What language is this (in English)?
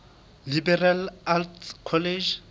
Southern Sotho